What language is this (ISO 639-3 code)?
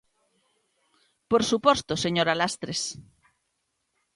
glg